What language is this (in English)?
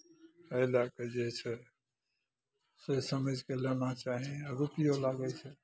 Maithili